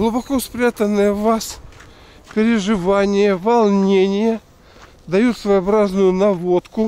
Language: Russian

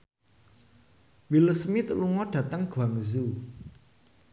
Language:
Javanese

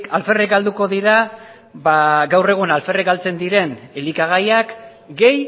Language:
Basque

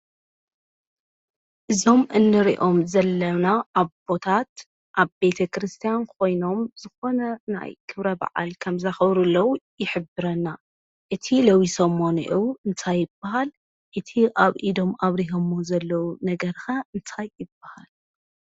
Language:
Tigrinya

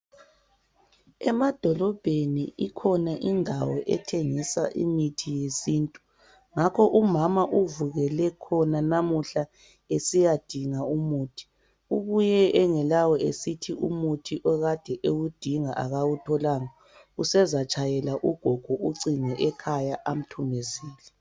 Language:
North Ndebele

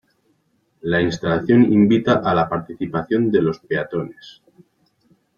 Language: Spanish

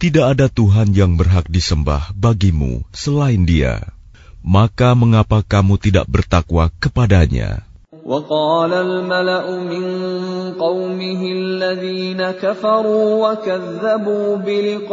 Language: Arabic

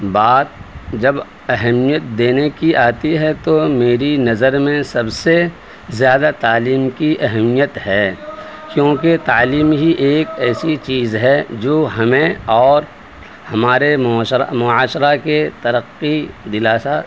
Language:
Urdu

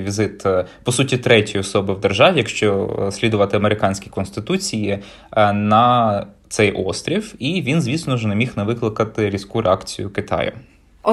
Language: Ukrainian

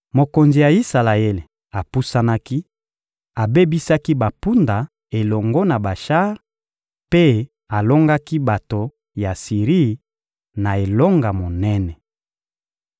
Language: Lingala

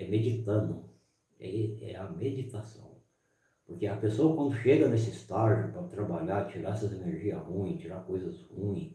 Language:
Portuguese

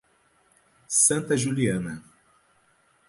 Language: Portuguese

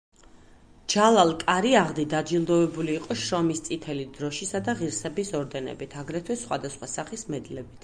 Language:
Georgian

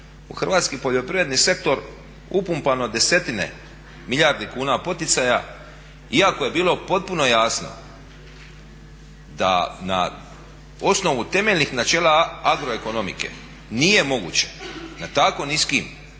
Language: Croatian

